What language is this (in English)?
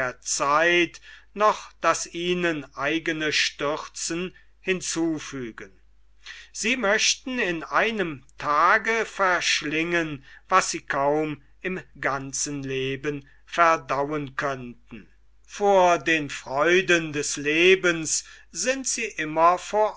German